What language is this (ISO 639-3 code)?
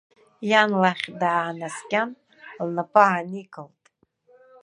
abk